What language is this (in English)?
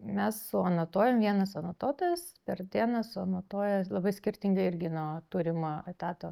Lithuanian